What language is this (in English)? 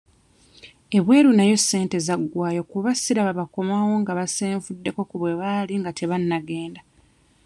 Ganda